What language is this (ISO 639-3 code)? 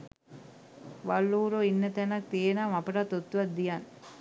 sin